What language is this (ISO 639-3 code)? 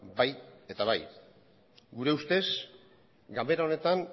eus